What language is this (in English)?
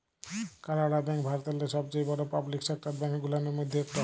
Bangla